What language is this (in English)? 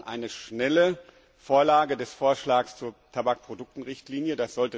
German